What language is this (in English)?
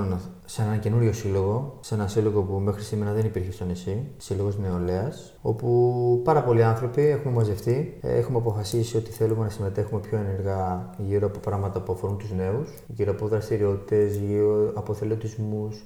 Greek